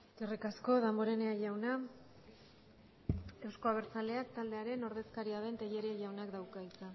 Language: Basque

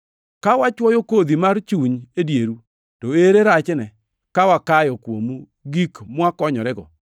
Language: Luo (Kenya and Tanzania)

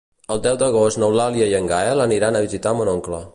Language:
Catalan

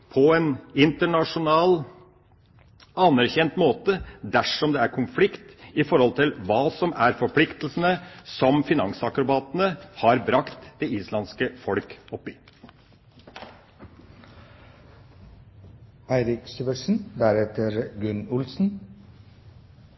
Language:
Norwegian Bokmål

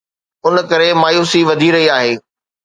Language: Sindhi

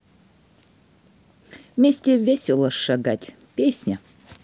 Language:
Russian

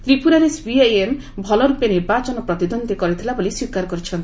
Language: Odia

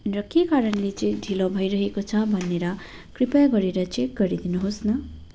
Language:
Nepali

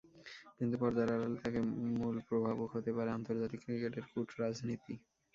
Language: Bangla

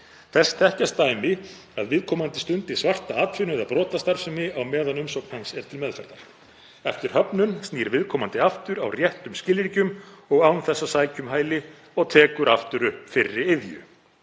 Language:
Icelandic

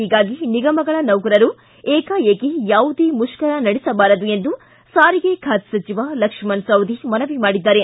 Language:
Kannada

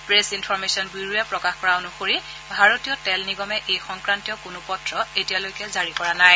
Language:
Assamese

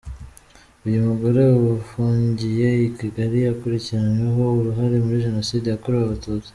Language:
Kinyarwanda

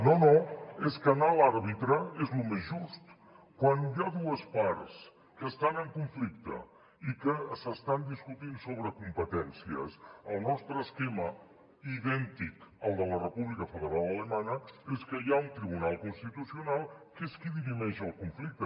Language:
Catalan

